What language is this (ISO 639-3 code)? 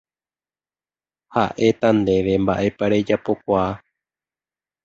grn